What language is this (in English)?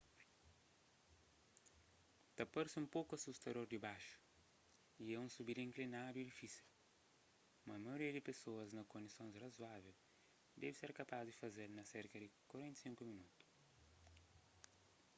Kabuverdianu